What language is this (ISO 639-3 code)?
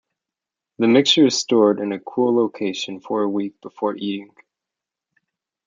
eng